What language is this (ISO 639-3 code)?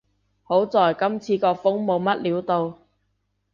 yue